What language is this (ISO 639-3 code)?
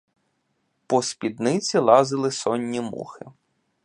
ukr